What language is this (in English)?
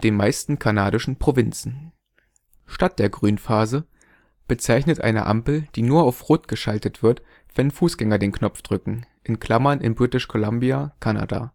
German